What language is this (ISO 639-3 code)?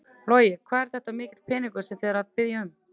isl